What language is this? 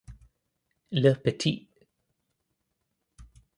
English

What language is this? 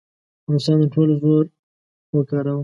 Pashto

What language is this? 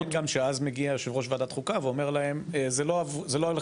Hebrew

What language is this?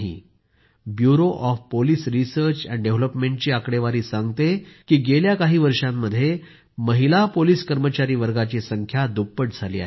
Marathi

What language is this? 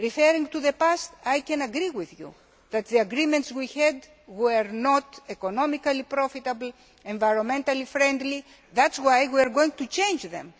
English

